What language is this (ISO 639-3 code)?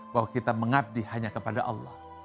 ind